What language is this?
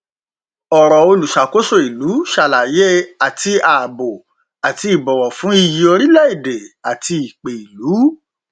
Yoruba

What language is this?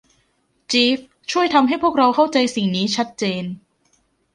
Thai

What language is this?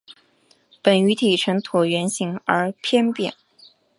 Chinese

